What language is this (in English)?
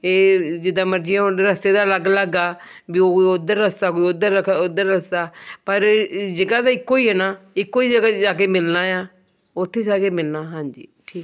Punjabi